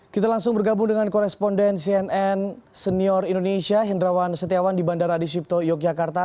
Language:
Indonesian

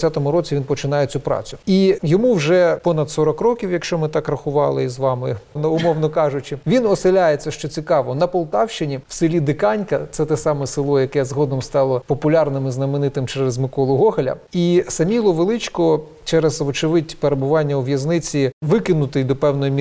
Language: Ukrainian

